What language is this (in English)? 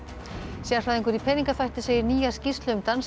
Icelandic